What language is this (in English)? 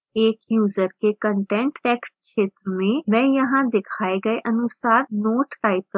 Hindi